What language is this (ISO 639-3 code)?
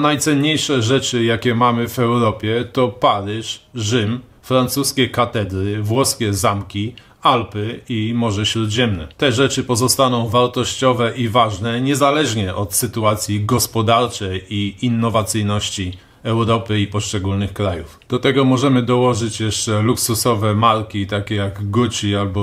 pol